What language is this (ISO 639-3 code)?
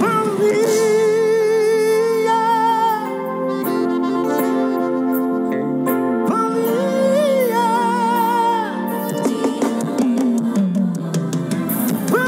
por